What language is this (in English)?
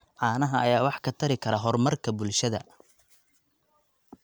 Somali